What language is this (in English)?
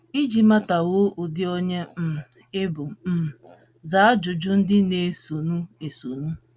Igbo